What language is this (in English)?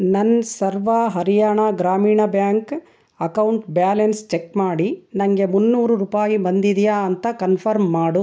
Kannada